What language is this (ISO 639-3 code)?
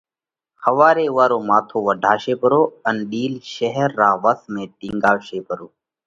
kvx